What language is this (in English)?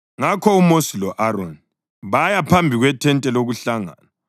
North Ndebele